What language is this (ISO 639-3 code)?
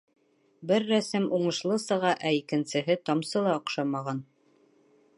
bak